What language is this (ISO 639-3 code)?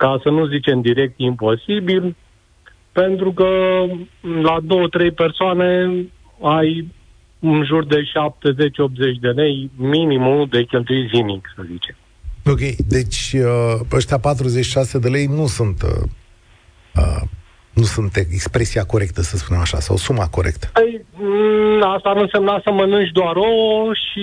ron